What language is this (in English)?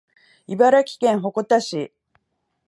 Japanese